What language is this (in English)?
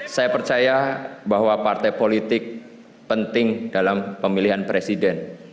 Indonesian